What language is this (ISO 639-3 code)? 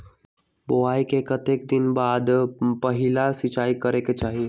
mag